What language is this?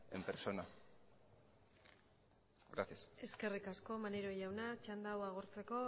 Basque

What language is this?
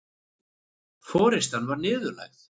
Icelandic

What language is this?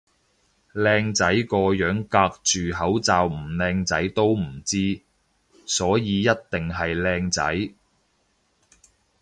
Cantonese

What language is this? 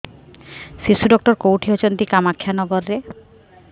Odia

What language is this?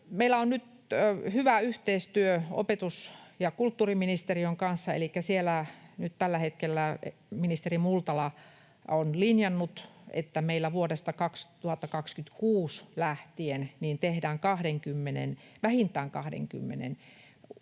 Finnish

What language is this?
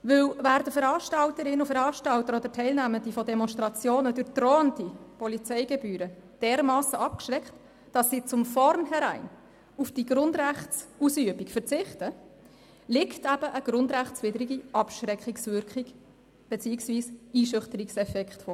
Swiss German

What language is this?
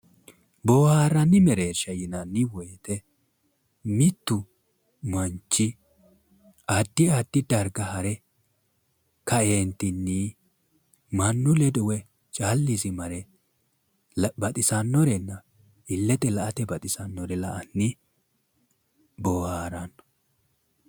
Sidamo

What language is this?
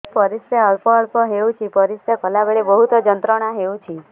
Odia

